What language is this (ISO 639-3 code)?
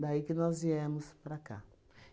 por